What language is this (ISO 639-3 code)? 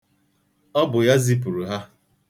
ibo